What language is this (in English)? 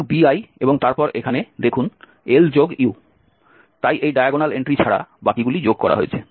Bangla